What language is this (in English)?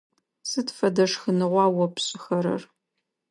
Adyghe